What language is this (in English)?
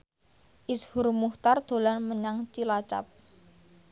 Javanese